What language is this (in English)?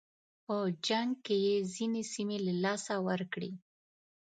Pashto